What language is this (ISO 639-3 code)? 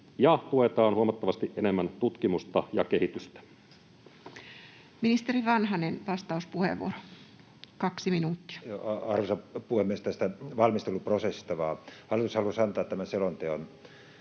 fin